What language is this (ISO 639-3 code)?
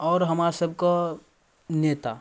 mai